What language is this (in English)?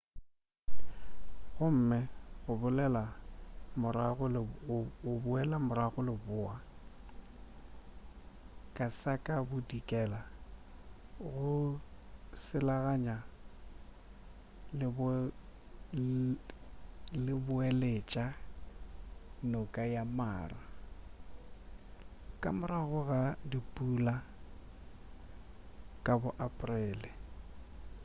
Northern Sotho